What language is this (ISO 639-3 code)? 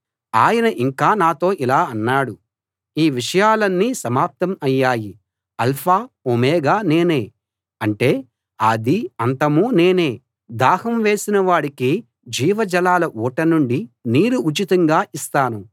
tel